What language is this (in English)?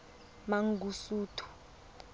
Tswana